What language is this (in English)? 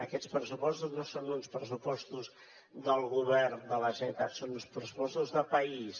Catalan